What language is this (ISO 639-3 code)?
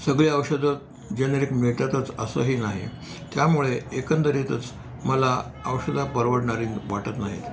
mar